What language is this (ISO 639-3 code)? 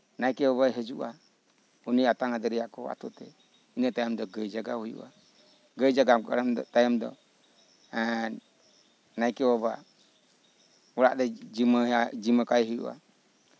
sat